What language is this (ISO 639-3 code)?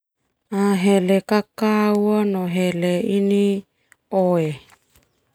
twu